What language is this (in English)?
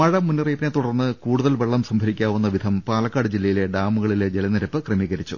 Malayalam